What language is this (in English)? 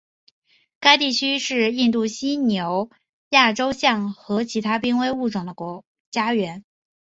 Chinese